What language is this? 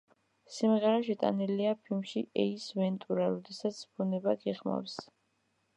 Georgian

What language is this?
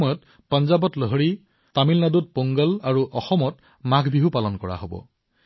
Assamese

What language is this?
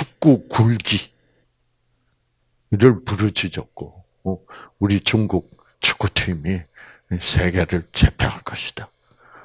Korean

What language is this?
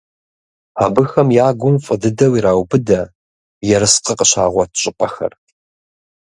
Kabardian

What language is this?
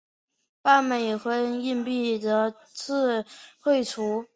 Chinese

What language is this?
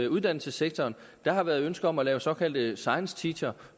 Danish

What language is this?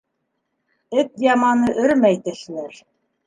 Bashkir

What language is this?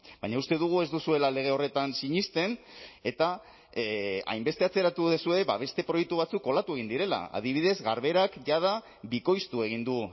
Basque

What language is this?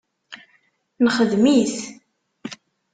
Kabyle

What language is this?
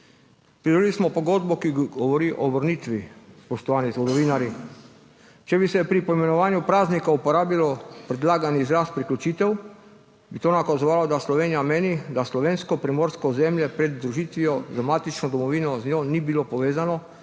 Slovenian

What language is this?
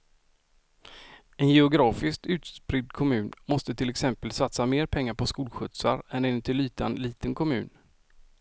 Swedish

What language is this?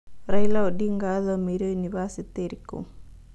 Kikuyu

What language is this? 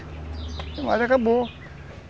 Portuguese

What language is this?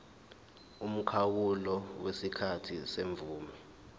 Zulu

